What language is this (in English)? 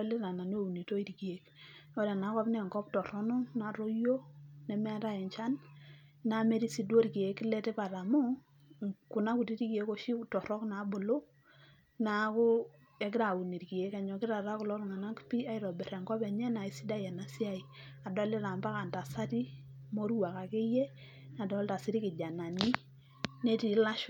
Masai